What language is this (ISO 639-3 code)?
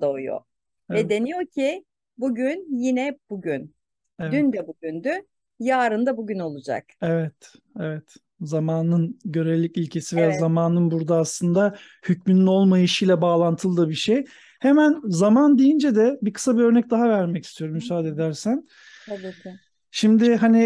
tur